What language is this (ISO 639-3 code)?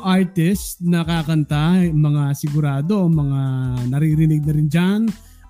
fil